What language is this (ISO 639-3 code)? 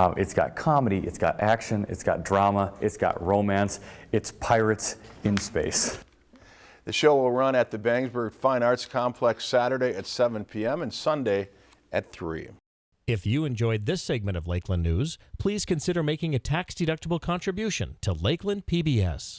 eng